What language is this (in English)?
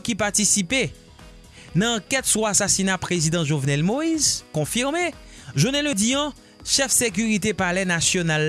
French